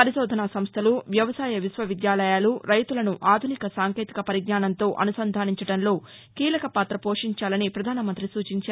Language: Telugu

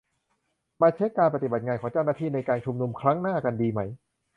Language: Thai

